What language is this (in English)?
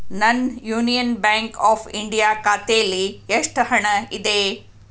Kannada